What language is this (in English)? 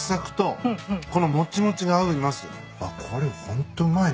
Japanese